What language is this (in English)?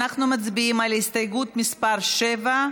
Hebrew